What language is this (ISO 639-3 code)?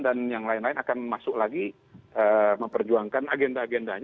ind